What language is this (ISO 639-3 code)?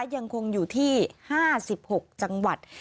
tha